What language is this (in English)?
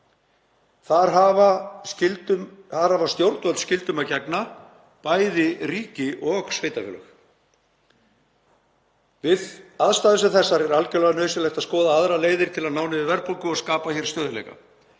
Icelandic